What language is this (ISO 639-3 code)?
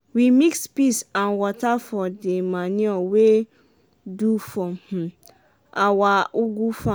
pcm